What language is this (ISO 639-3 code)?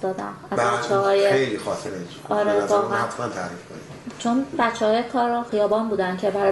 fas